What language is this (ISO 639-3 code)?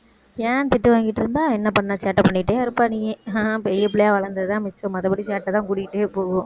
tam